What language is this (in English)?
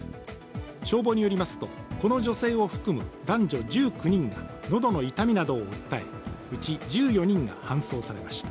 Japanese